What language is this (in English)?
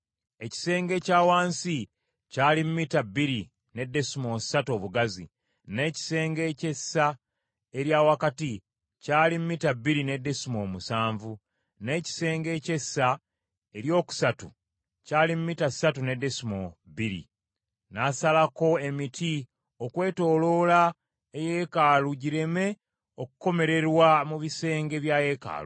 Ganda